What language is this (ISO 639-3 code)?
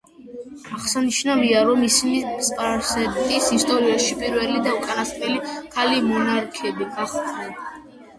kat